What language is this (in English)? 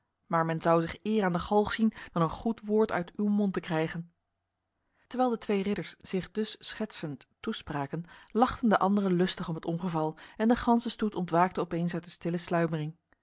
Dutch